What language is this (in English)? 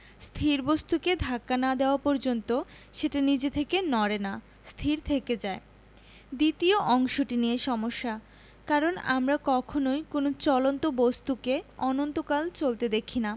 Bangla